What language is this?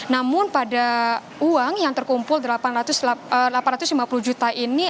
Indonesian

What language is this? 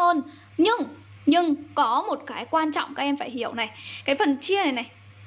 Vietnamese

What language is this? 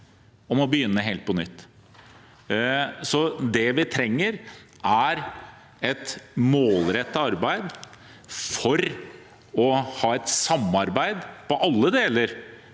Norwegian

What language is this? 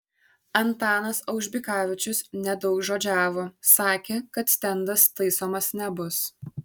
Lithuanian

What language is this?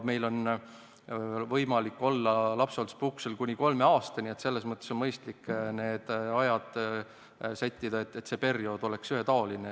Estonian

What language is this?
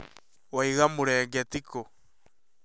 Kikuyu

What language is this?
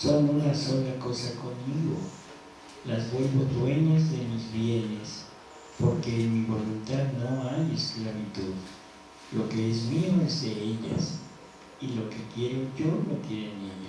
Spanish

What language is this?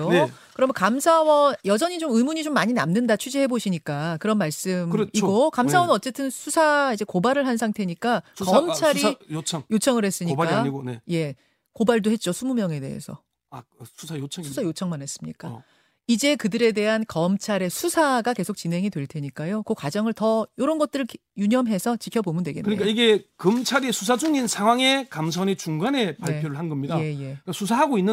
Korean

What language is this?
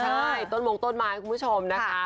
Thai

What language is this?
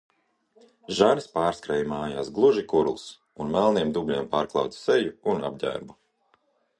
Latvian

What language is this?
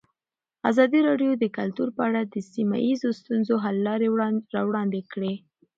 Pashto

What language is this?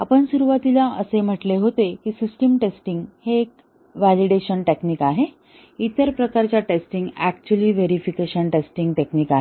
Marathi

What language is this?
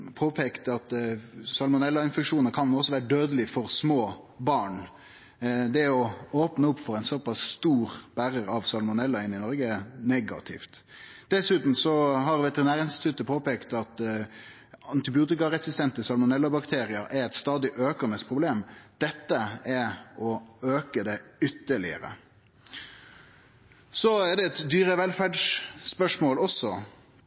Norwegian Nynorsk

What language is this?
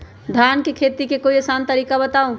Magahi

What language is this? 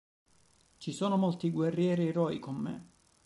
Italian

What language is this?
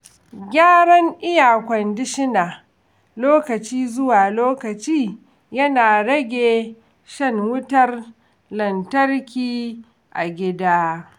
Hausa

